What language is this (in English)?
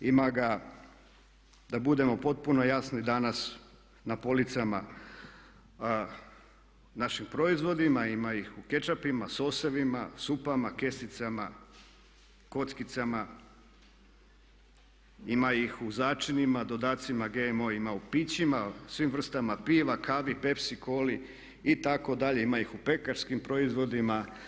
Croatian